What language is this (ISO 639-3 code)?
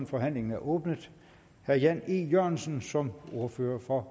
dan